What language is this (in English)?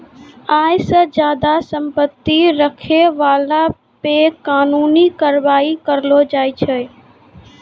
Maithili